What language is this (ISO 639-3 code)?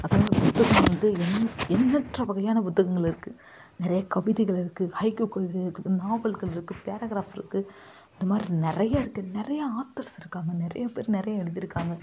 tam